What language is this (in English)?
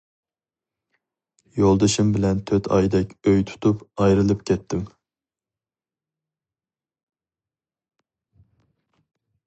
Uyghur